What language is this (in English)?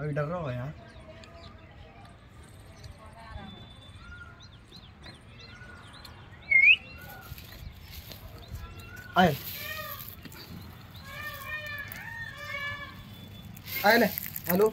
Indonesian